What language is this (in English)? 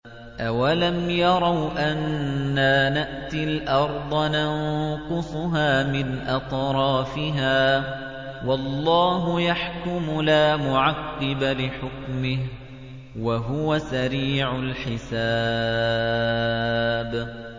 Arabic